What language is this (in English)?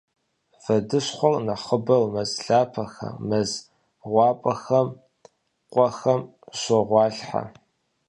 Kabardian